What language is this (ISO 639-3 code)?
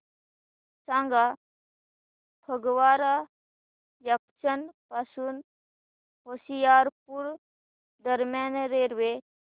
mar